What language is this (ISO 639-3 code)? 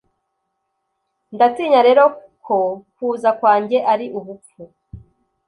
kin